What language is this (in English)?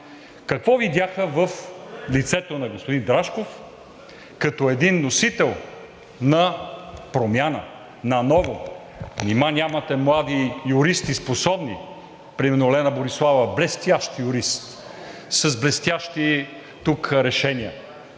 Bulgarian